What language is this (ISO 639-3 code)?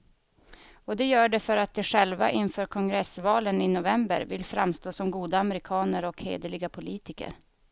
swe